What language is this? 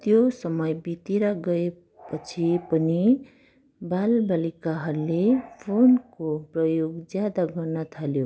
Nepali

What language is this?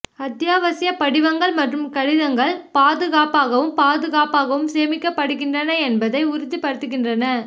Tamil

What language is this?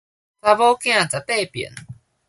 Min Nan Chinese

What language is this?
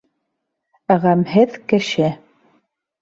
Bashkir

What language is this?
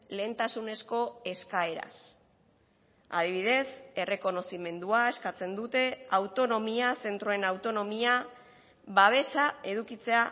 Basque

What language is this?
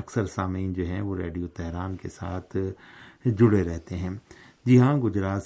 Urdu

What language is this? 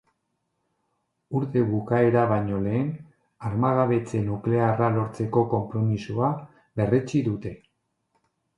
Basque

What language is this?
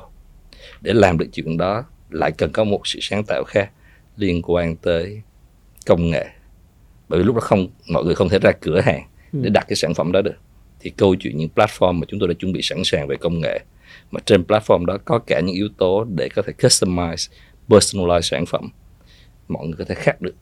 Vietnamese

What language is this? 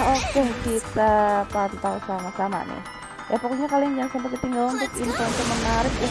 Indonesian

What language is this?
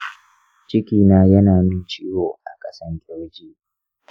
Hausa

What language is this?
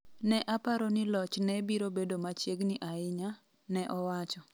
Luo (Kenya and Tanzania)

